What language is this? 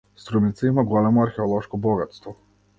Macedonian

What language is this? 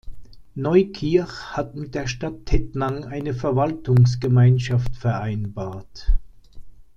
German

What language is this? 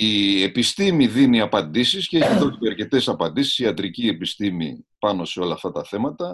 Greek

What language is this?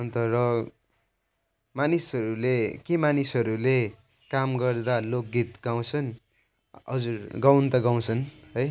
Nepali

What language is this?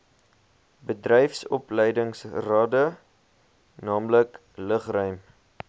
Afrikaans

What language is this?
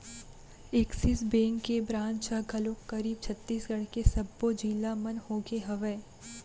Chhattisgarhi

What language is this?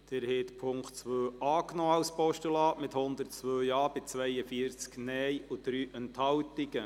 Swiss German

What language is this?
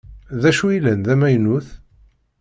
Kabyle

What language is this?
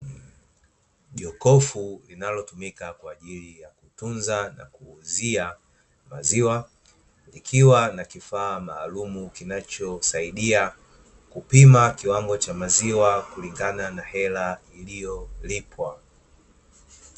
Swahili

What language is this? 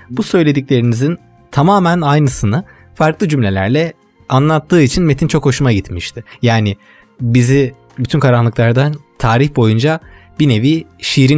Turkish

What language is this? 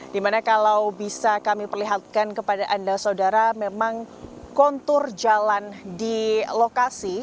Indonesian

